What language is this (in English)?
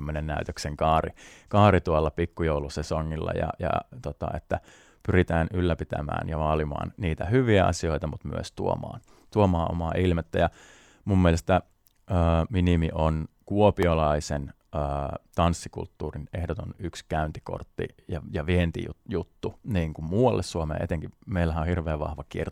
Finnish